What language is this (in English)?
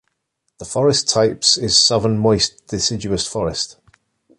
English